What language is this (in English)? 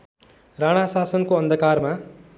Nepali